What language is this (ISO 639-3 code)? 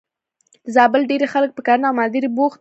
pus